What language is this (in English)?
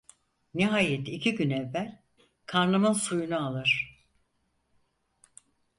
Turkish